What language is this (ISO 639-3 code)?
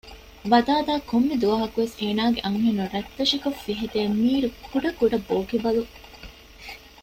div